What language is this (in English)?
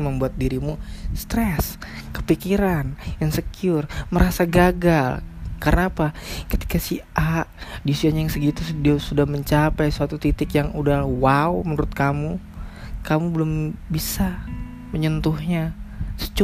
Indonesian